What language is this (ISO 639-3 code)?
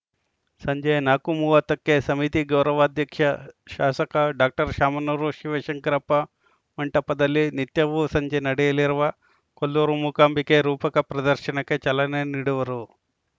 kan